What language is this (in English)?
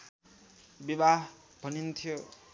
Nepali